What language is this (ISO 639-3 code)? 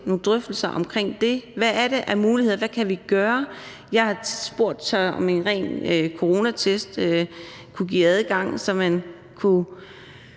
dan